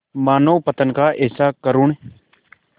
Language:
Hindi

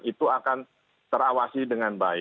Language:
Indonesian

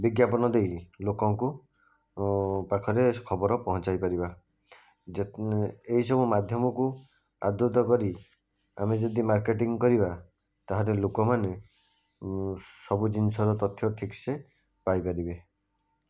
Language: Odia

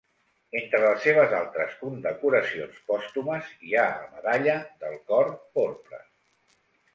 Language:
Catalan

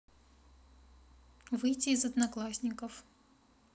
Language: Russian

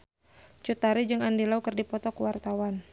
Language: Sundanese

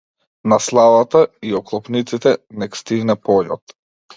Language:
Macedonian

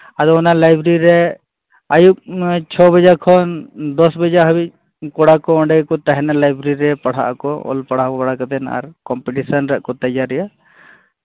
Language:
Santali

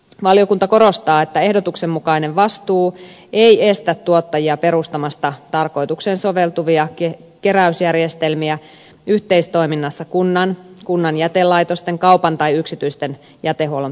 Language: Finnish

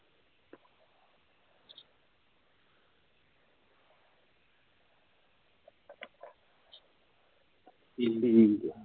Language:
Punjabi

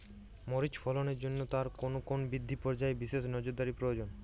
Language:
Bangla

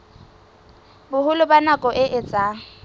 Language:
Southern Sotho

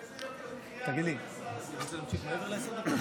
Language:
Hebrew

